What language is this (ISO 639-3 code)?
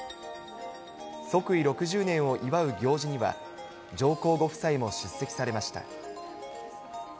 jpn